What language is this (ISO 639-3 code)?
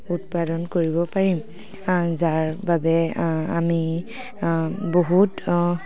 asm